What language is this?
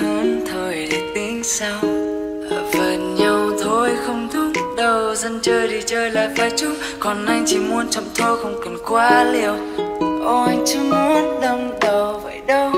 Vietnamese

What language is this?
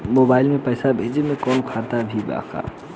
Bhojpuri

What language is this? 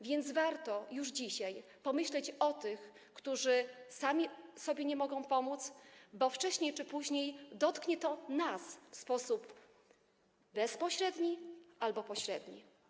Polish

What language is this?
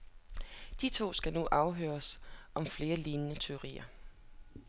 Danish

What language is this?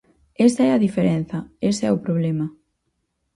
Galician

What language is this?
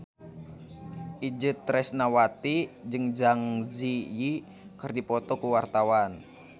Sundanese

